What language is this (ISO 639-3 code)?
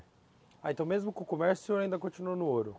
por